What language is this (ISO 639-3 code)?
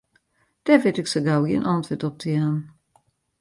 fry